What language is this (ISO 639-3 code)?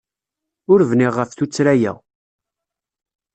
kab